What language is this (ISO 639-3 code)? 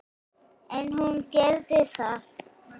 isl